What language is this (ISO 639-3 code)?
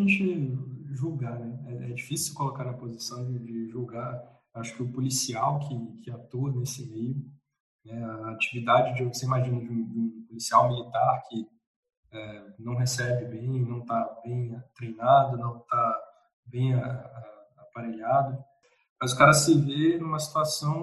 por